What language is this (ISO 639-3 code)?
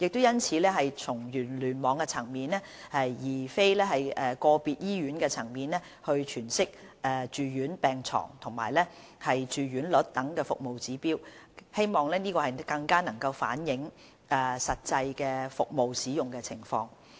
yue